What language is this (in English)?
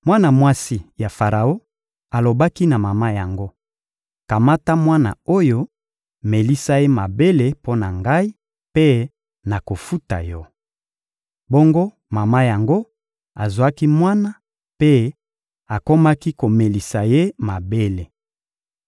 Lingala